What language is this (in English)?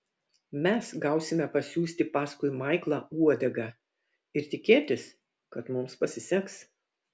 Lithuanian